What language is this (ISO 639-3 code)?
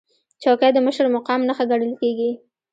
pus